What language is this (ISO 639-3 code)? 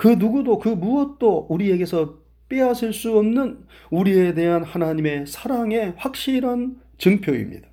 kor